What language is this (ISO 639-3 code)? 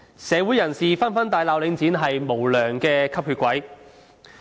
yue